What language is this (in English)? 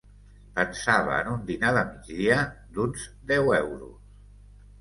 Catalan